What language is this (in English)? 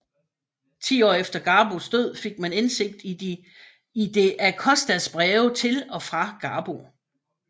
Danish